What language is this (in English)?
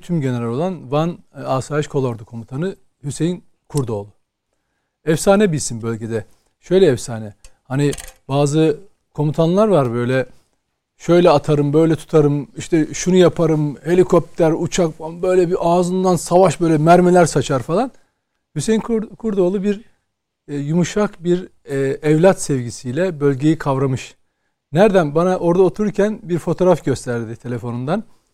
Turkish